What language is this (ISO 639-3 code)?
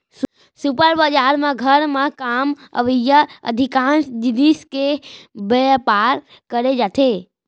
hne